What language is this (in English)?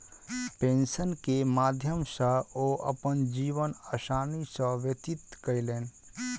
Maithili